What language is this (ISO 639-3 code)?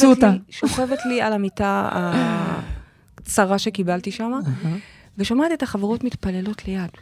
heb